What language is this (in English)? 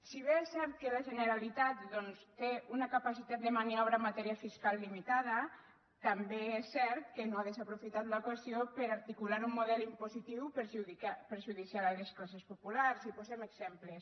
Catalan